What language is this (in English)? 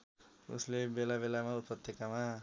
Nepali